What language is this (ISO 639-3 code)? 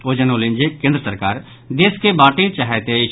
mai